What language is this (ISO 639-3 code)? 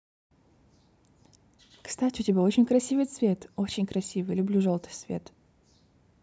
rus